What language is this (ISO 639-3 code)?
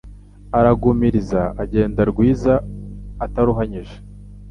kin